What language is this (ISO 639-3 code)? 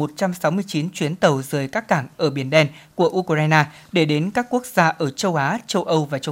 vie